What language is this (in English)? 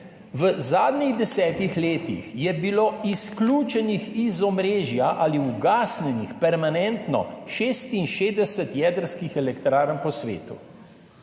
Slovenian